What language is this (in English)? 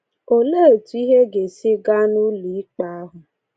Igbo